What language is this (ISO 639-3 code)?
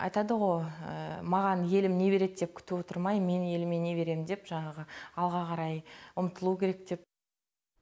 kaz